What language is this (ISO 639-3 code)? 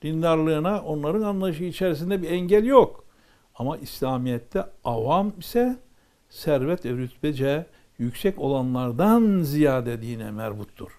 tur